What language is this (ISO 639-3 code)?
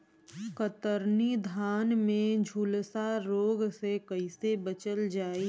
bho